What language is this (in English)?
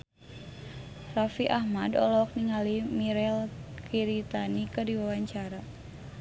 Sundanese